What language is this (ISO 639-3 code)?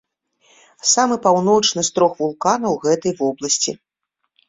bel